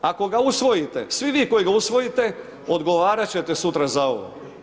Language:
Croatian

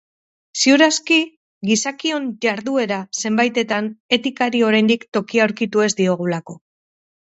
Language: Basque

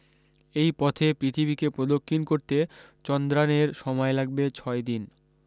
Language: Bangla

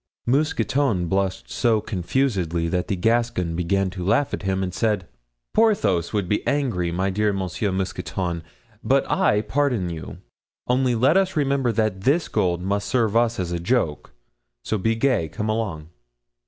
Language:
English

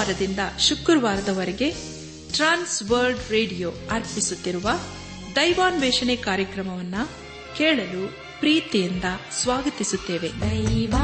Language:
Kannada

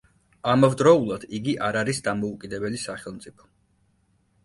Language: Georgian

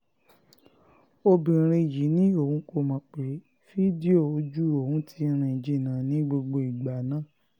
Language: Yoruba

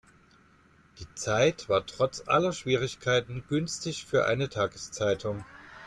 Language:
German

